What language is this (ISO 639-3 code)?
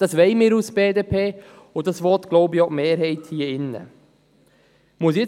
gsw